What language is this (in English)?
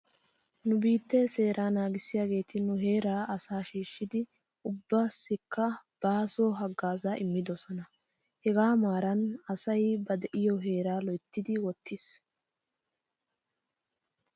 Wolaytta